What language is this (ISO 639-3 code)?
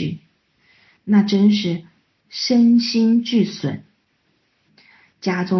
zho